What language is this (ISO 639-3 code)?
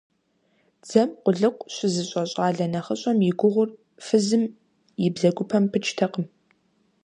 kbd